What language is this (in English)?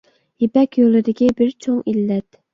Uyghur